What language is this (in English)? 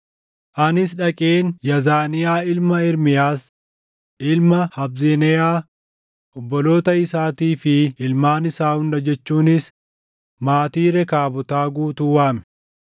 Oromo